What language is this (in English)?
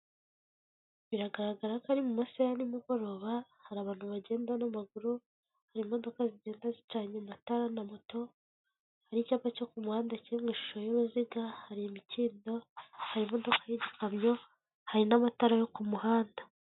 Kinyarwanda